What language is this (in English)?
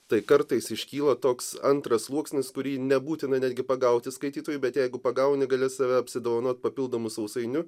Lithuanian